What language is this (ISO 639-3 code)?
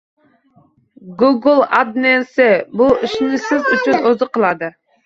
uzb